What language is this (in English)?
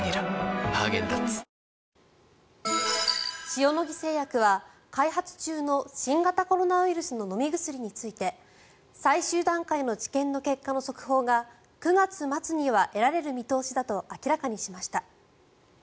Japanese